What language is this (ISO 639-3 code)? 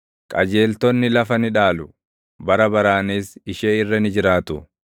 orm